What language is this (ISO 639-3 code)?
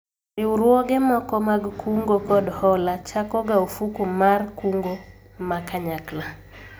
luo